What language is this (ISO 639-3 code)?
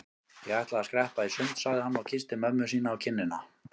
isl